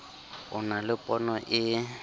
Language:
Southern Sotho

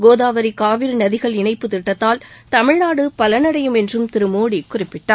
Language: Tamil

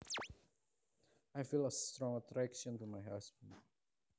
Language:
Javanese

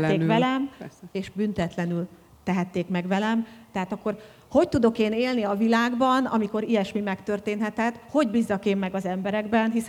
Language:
Hungarian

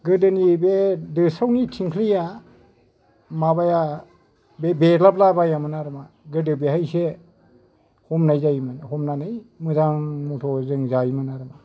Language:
Bodo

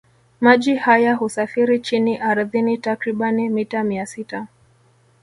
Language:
Swahili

